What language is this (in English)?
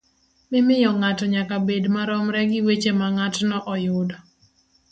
Luo (Kenya and Tanzania)